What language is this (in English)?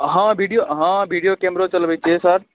Maithili